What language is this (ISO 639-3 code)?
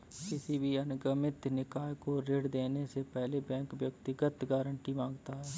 hin